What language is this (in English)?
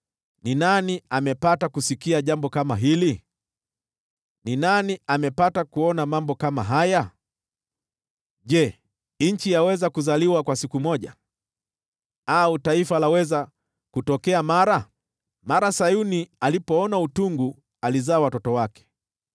Swahili